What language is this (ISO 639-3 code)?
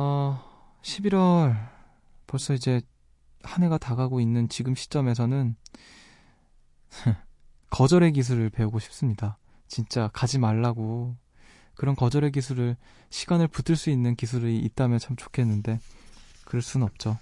kor